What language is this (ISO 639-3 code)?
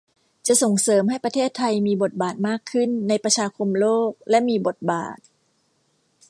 tha